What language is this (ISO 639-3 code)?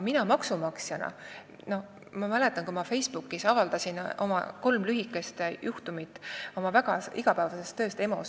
est